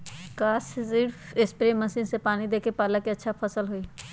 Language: Magahi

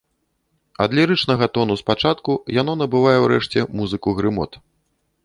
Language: Belarusian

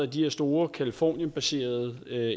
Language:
Danish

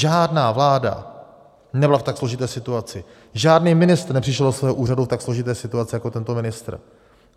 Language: Czech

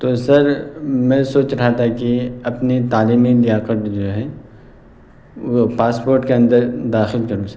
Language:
Urdu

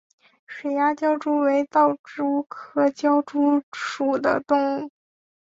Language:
Chinese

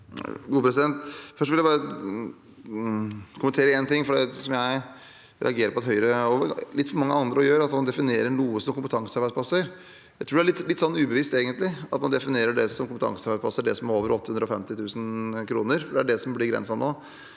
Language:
Norwegian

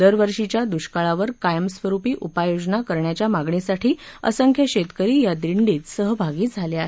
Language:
Marathi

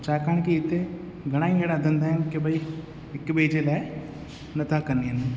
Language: Sindhi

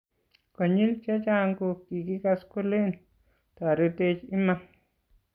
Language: Kalenjin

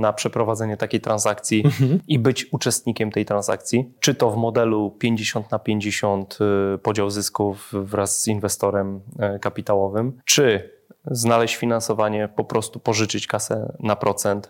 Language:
Polish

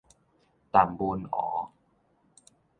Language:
Min Nan Chinese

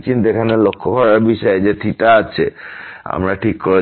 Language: Bangla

